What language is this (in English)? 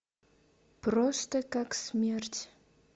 Russian